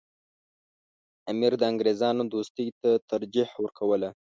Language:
Pashto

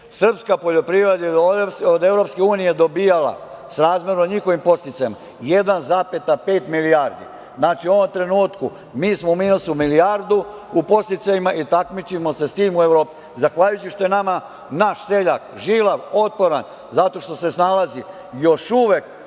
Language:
Serbian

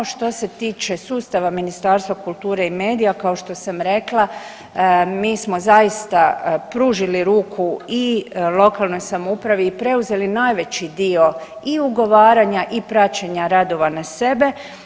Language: Croatian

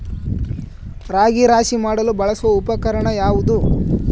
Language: Kannada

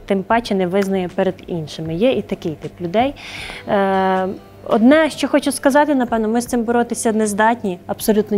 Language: Ukrainian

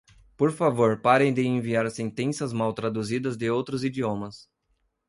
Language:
Portuguese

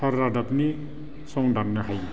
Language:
Bodo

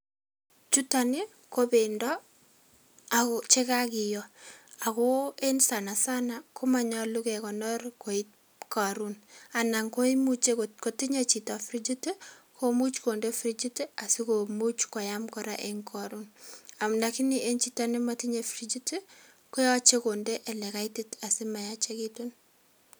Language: Kalenjin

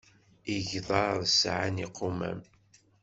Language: Kabyle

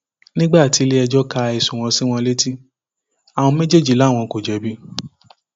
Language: Yoruba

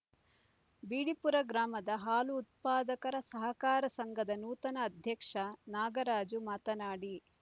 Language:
Kannada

